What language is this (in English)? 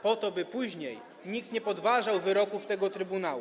Polish